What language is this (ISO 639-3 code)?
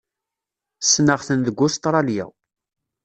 kab